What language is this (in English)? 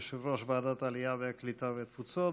Hebrew